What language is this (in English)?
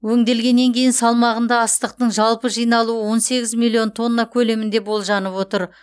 Kazakh